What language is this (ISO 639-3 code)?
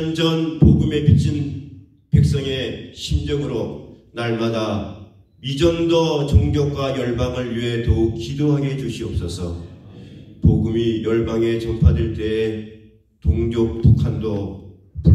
kor